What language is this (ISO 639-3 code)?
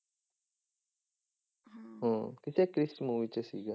pan